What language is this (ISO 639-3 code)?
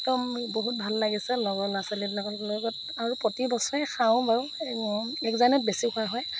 asm